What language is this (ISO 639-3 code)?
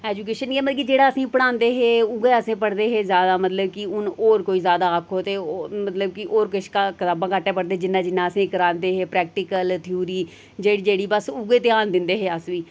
doi